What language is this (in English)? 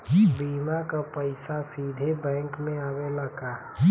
Bhojpuri